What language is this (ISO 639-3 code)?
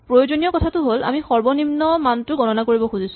asm